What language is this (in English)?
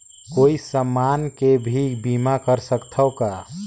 Chhattisgarhi